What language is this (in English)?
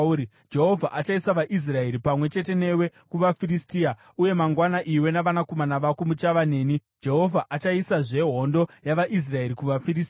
Shona